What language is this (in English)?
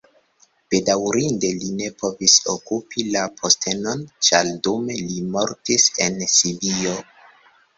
Esperanto